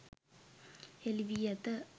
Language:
Sinhala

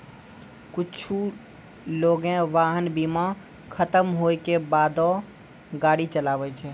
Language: Maithili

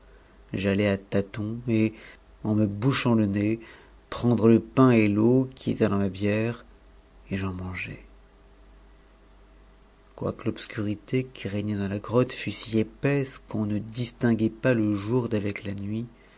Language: French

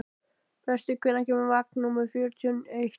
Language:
Icelandic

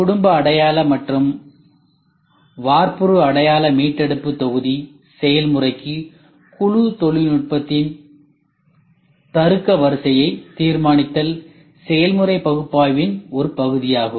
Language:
Tamil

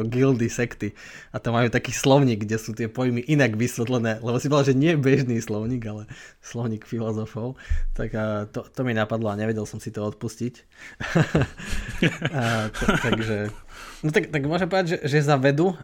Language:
Slovak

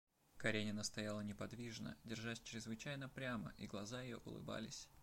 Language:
Russian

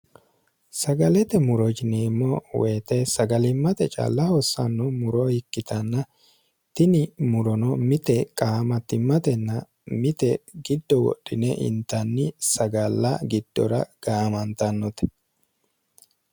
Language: Sidamo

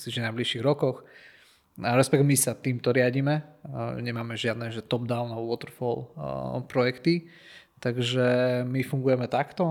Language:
Slovak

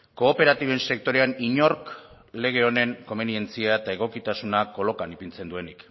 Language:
Basque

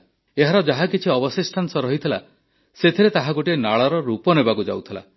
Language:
Odia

